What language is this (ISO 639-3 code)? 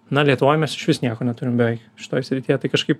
lit